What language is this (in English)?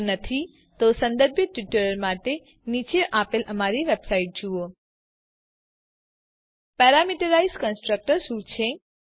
Gujarati